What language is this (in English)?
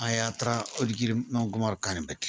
Malayalam